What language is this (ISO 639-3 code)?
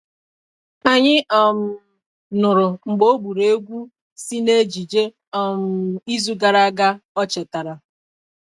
ibo